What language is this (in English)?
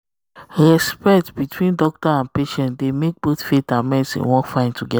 Nigerian Pidgin